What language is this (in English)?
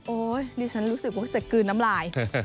Thai